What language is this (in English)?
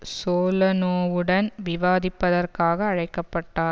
Tamil